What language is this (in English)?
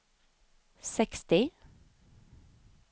Swedish